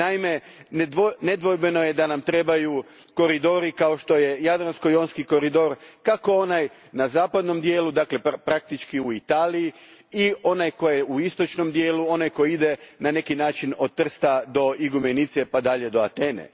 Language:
Croatian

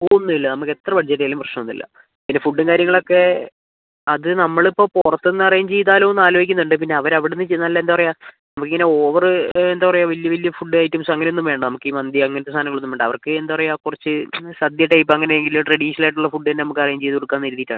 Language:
Malayalam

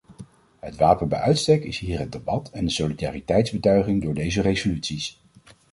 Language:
Dutch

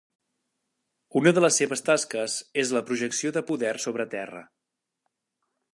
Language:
Catalan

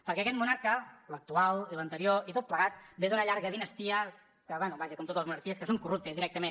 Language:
Catalan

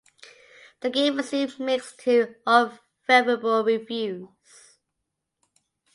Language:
English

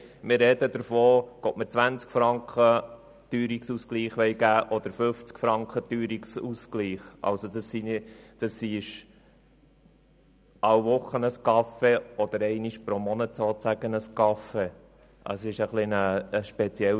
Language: Swiss German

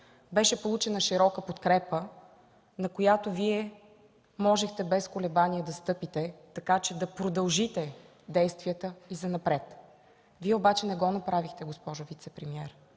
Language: Bulgarian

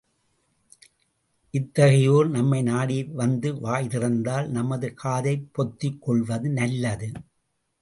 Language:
Tamil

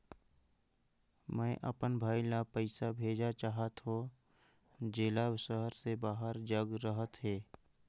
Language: Chhattisgarhi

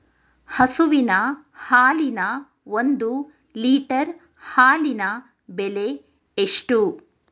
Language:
Kannada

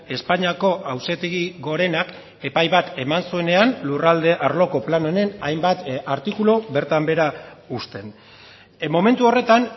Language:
Basque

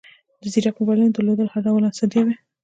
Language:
Pashto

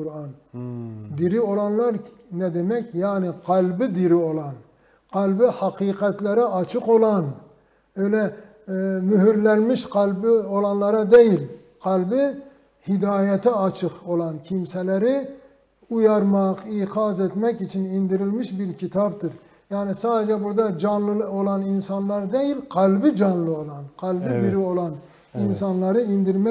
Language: Turkish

